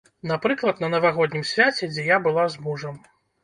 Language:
Belarusian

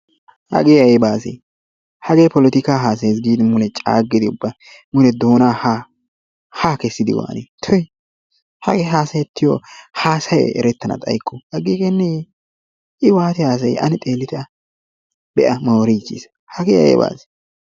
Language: Wolaytta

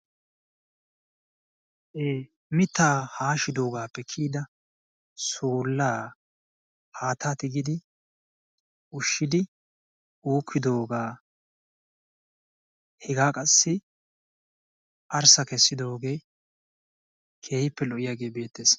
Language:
Wolaytta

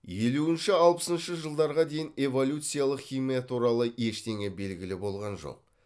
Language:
Kazakh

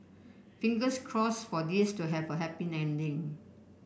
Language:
English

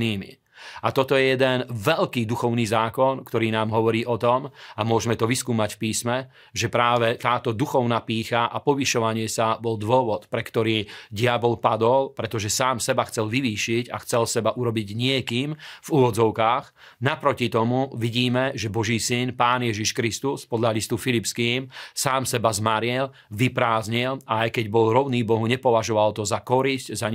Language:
Slovak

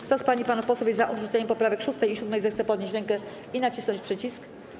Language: Polish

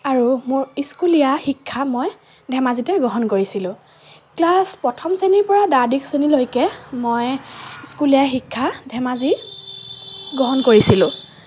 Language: Assamese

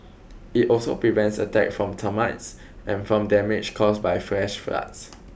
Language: English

